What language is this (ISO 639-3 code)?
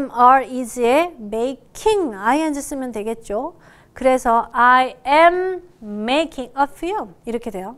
kor